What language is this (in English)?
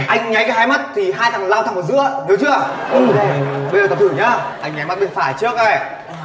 Vietnamese